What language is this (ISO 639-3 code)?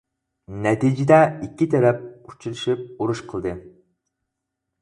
uig